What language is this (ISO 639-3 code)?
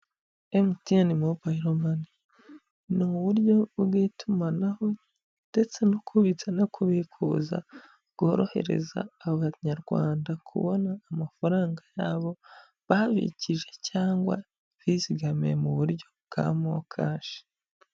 kin